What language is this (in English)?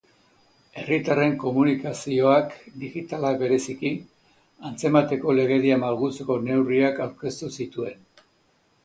Basque